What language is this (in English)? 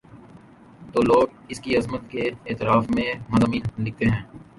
Urdu